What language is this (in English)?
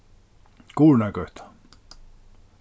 Faroese